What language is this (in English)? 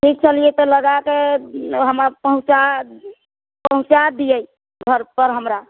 Maithili